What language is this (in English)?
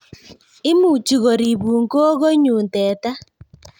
Kalenjin